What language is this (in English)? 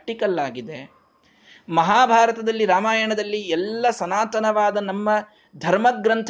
Kannada